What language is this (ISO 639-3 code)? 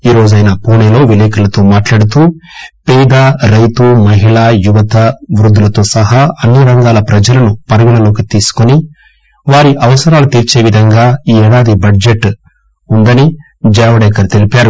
tel